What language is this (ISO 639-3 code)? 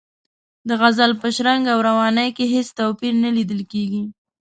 pus